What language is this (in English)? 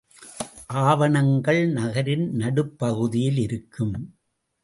Tamil